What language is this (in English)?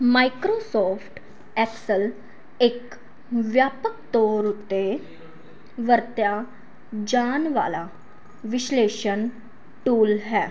Punjabi